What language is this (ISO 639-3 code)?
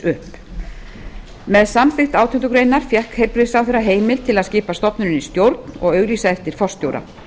isl